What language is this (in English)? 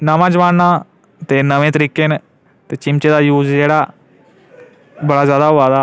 Dogri